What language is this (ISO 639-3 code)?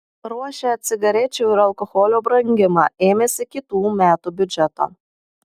lit